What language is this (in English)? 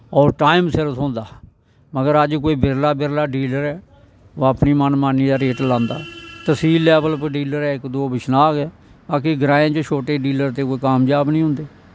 Dogri